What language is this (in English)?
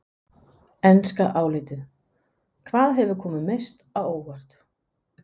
Icelandic